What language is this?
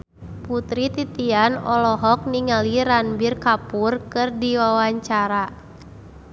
Sundanese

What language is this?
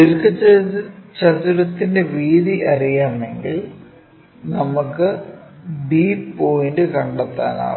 Malayalam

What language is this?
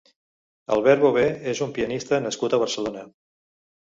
Catalan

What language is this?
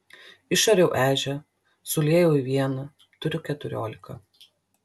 Lithuanian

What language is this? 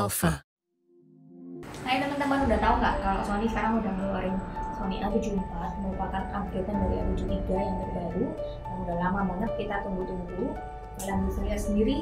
Indonesian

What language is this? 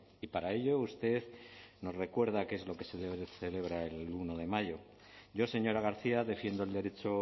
Spanish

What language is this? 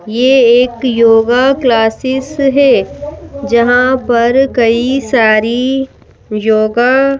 Hindi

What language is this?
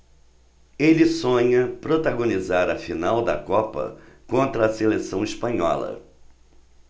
Portuguese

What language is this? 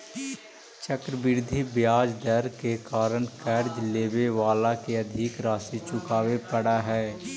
Magahi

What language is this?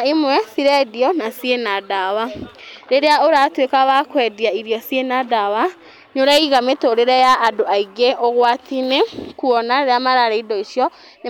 Kikuyu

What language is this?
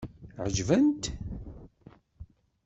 Kabyle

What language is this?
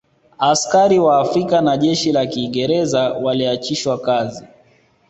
Swahili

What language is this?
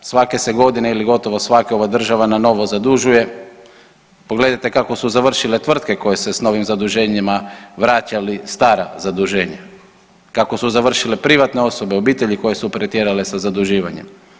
Croatian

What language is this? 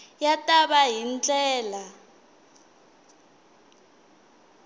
Tsonga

